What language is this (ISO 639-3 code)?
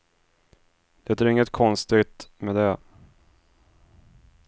swe